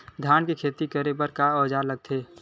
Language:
Chhattisgarhi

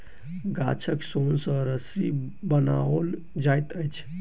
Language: Maithili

